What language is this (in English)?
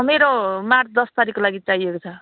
Nepali